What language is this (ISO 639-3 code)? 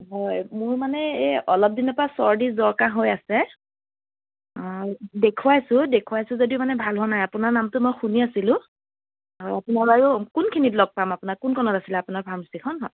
asm